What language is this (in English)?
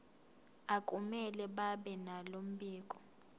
Zulu